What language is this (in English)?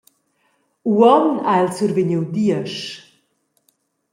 Romansh